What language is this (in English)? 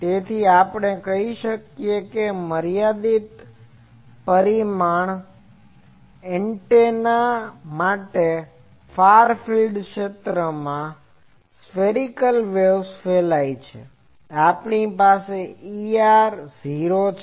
Gujarati